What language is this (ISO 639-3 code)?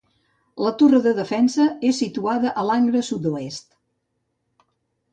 cat